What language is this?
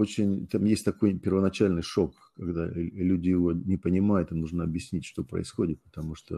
Russian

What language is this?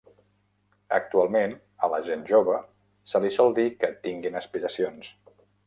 Catalan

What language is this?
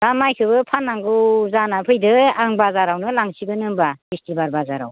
Bodo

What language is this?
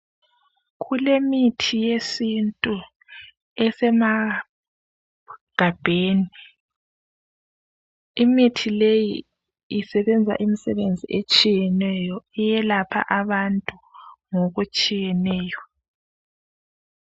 North Ndebele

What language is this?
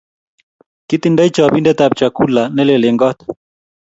Kalenjin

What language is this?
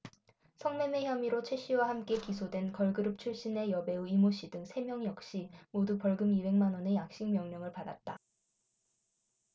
Korean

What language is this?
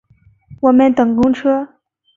Chinese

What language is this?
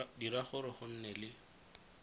Tswana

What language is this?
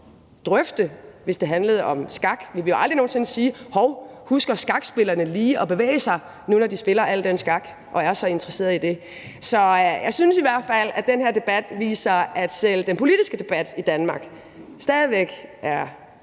Danish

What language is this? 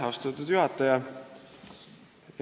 Estonian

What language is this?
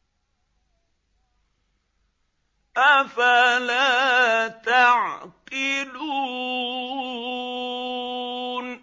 Arabic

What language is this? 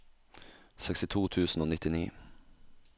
Norwegian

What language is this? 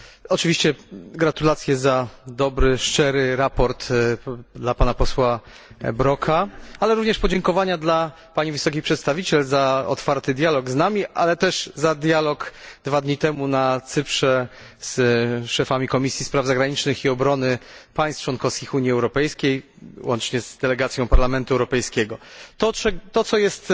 Polish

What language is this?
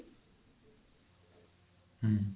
Odia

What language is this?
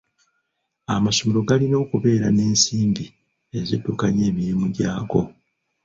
Ganda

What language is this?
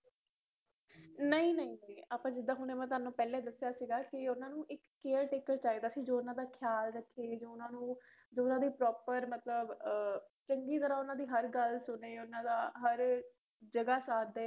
Punjabi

